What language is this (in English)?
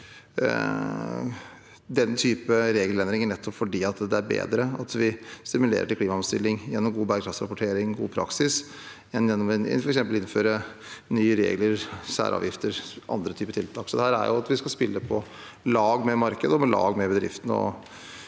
Norwegian